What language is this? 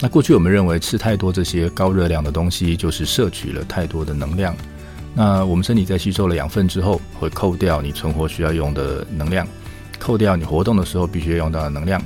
Chinese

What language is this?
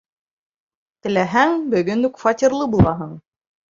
Bashkir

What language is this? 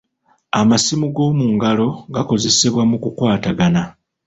Ganda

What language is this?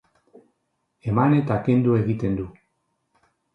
Basque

